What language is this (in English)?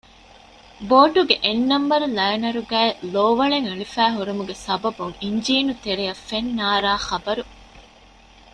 Divehi